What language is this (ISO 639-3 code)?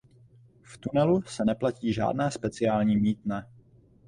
ces